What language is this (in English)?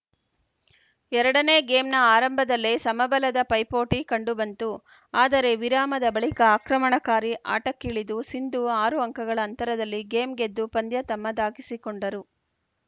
Kannada